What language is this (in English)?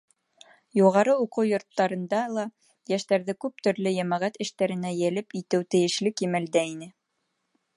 Bashkir